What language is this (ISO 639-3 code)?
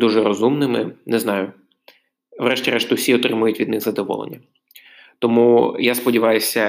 ukr